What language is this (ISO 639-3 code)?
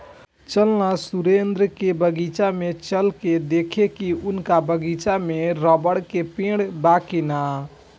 bho